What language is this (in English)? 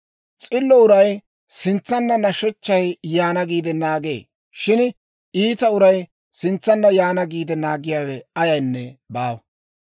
Dawro